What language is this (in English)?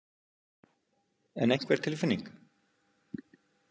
Icelandic